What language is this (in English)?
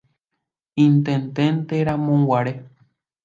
Guarani